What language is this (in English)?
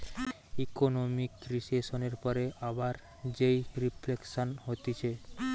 Bangla